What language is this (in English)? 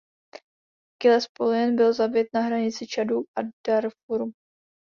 Czech